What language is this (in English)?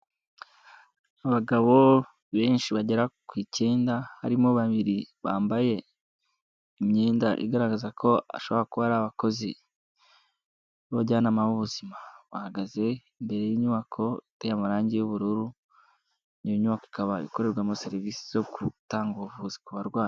Kinyarwanda